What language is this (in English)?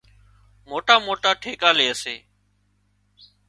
Wadiyara Koli